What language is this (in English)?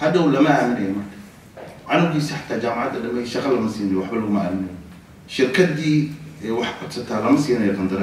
Arabic